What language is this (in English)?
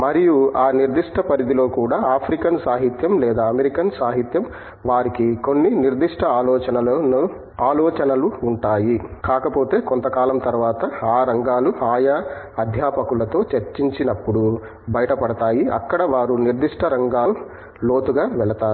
Telugu